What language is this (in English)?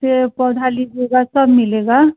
Hindi